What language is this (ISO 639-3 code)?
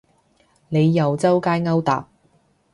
yue